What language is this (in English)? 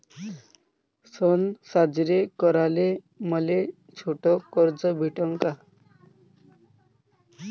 Marathi